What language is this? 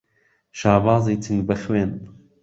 Central Kurdish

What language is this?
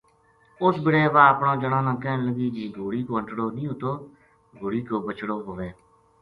Gujari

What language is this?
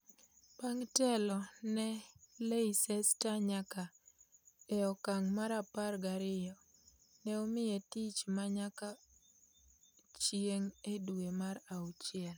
Luo (Kenya and Tanzania)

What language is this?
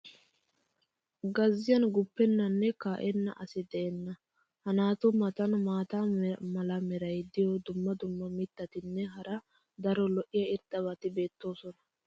Wolaytta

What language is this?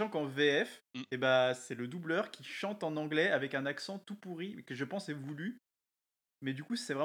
French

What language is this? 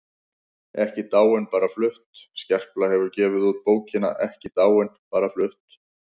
Icelandic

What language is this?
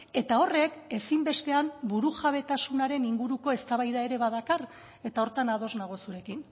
Basque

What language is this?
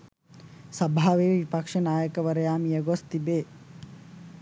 Sinhala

